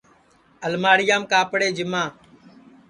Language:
Sansi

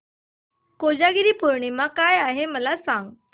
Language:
Marathi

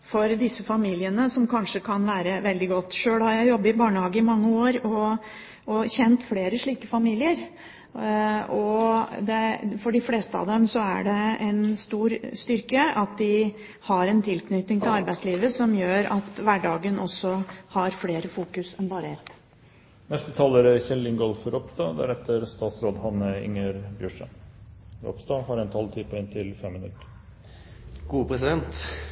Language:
Norwegian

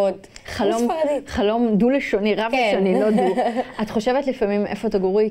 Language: Hebrew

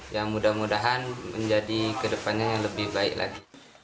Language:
Indonesian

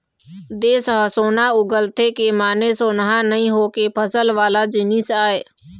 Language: Chhattisgarhi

